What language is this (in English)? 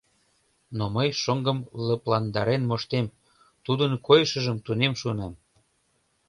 Mari